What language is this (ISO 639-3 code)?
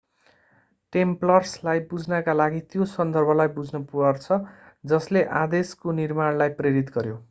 nep